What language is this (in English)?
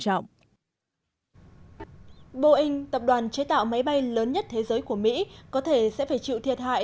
Vietnamese